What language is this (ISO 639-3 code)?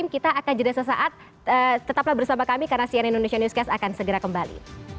ind